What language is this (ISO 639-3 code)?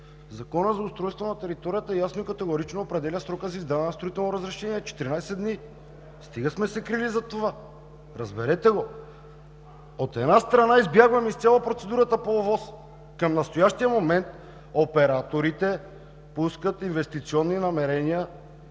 bul